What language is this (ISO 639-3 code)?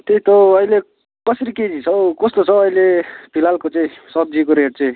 nep